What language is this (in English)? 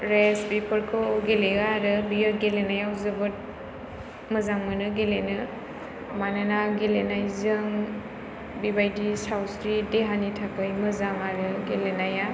Bodo